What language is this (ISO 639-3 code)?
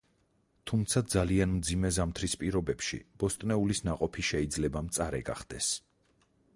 kat